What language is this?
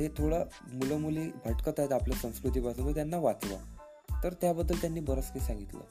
Marathi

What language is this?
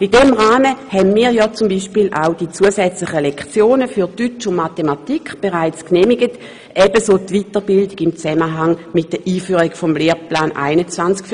Swiss German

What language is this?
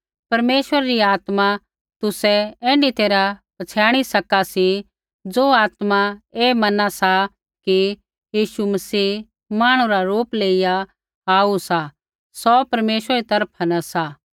Kullu Pahari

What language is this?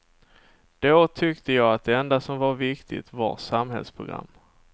Swedish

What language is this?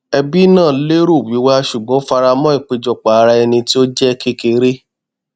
Yoruba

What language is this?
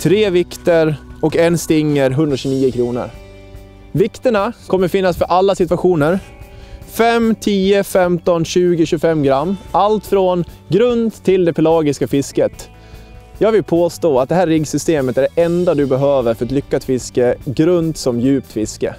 Swedish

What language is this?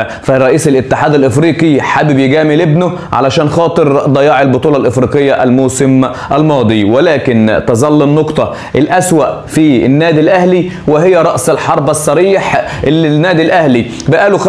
Arabic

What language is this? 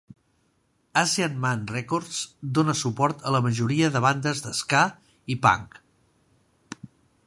Catalan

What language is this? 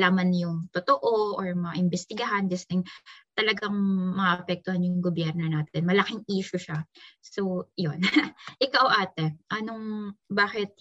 Filipino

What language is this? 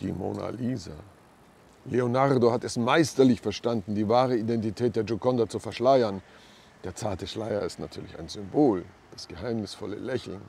German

